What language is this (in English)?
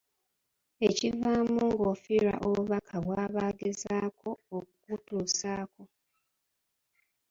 Ganda